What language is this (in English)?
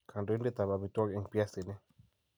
Kalenjin